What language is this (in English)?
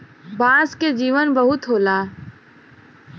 Bhojpuri